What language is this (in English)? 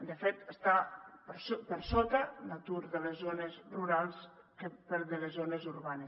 Catalan